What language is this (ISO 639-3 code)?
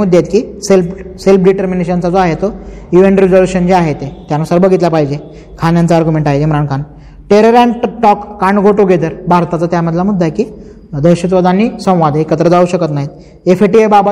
mar